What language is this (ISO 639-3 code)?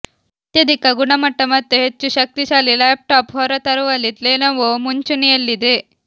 kan